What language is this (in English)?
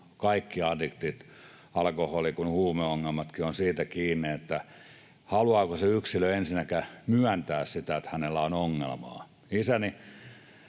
Finnish